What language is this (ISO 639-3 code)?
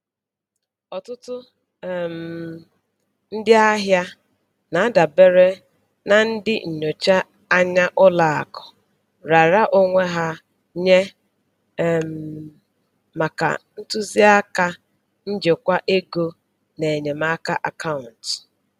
ibo